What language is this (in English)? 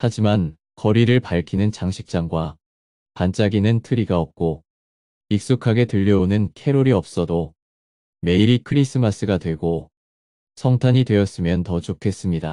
Korean